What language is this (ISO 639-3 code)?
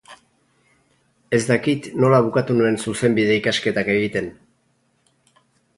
eus